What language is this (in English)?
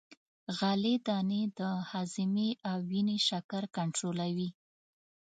Pashto